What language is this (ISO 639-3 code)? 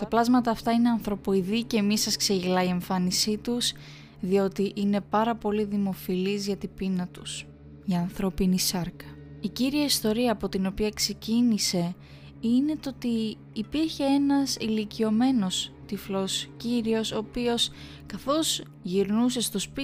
ell